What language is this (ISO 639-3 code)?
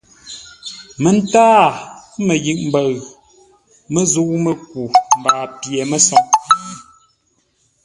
nla